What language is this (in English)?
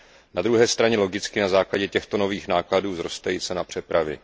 Czech